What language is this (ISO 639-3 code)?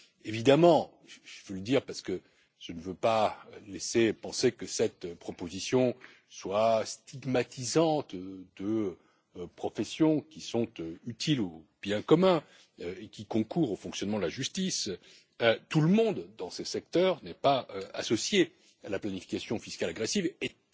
fra